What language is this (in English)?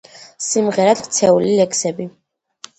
Georgian